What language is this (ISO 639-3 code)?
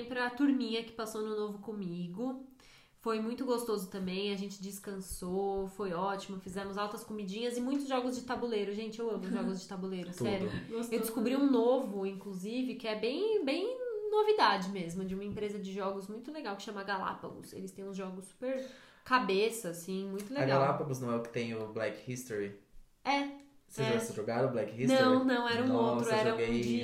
por